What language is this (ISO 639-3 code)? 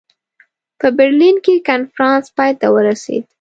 pus